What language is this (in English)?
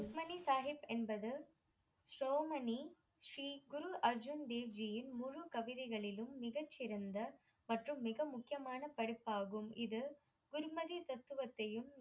Tamil